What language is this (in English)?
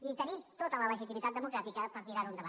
Catalan